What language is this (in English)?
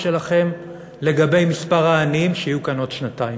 Hebrew